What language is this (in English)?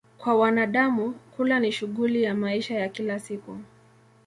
Swahili